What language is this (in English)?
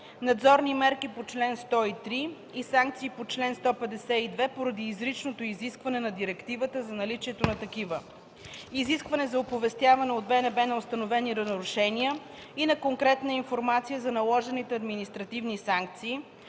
Bulgarian